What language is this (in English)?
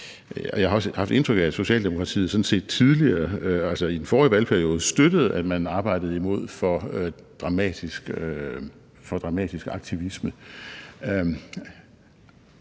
Danish